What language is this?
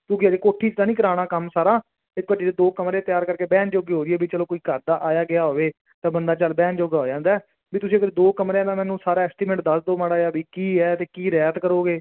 Punjabi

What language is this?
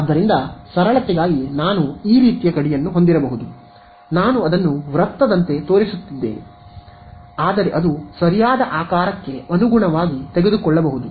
Kannada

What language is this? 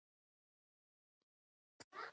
Pashto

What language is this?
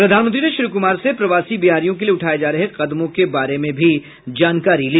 Hindi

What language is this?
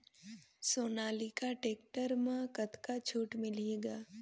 Chhattisgarhi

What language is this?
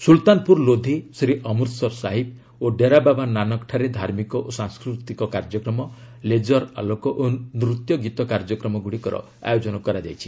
Odia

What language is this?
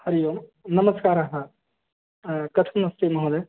Sanskrit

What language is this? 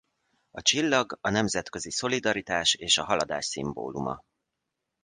Hungarian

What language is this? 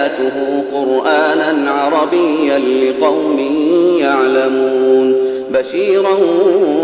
Arabic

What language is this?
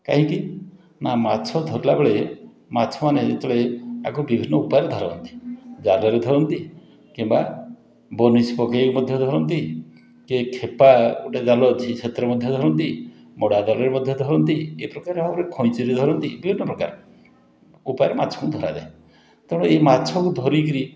Odia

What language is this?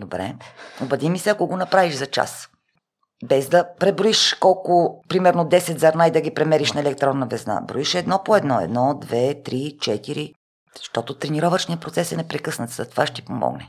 Bulgarian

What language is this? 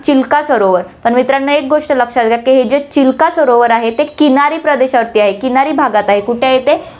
Marathi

